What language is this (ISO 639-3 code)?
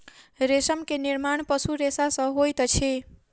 mai